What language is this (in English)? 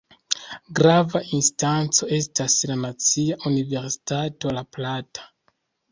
Esperanto